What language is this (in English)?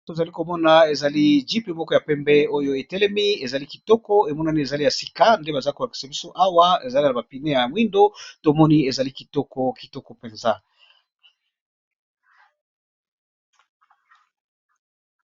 Lingala